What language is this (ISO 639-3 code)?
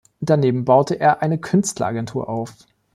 deu